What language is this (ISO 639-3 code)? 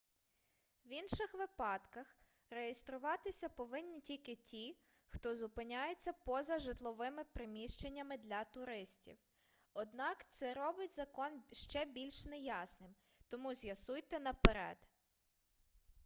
ukr